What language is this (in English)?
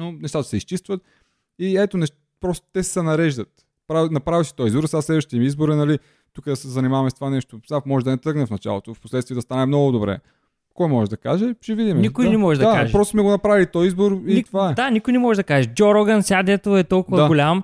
Bulgarian